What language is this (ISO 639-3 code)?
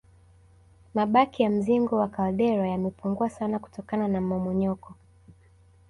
swa